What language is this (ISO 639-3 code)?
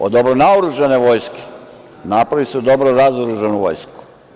srp